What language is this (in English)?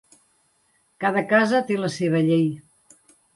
Catalan